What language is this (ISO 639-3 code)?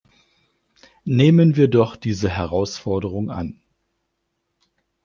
deu